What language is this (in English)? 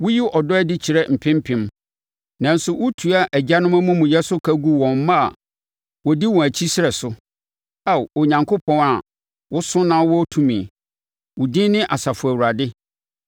Akan